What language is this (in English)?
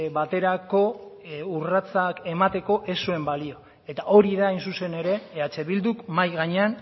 Basque